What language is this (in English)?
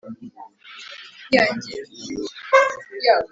Kinyarwanda